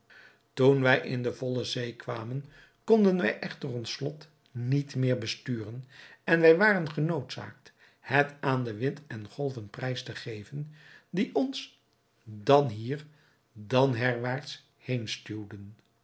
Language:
Dutch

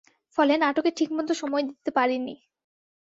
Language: Bangla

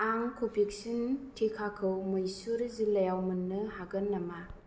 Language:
Bodo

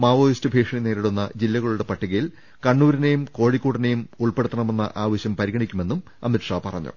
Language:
Malayalam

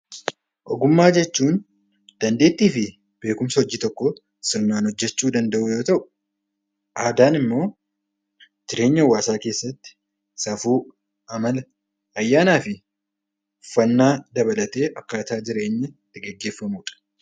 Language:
Oromo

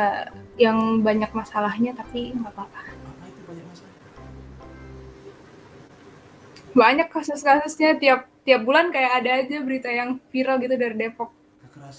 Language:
Indonesian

